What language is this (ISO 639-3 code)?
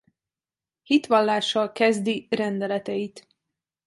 hun